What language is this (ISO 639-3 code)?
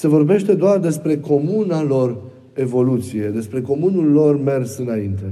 ron